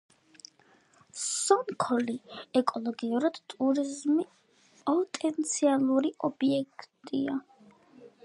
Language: Georgian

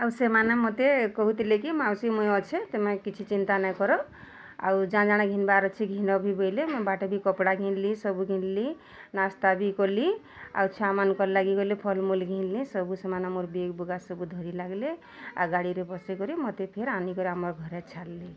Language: Odia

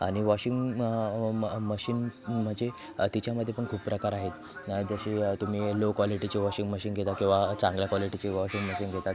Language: Marathi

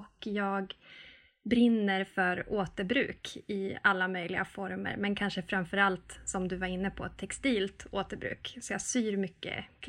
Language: Swedish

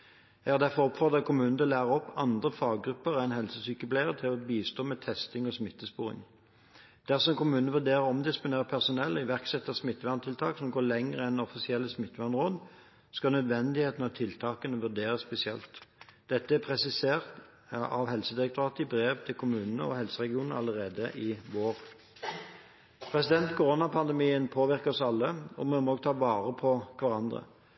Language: Norwegian Bokmål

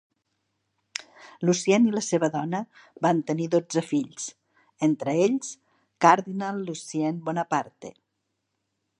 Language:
Catalan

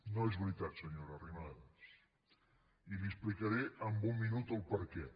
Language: Catalan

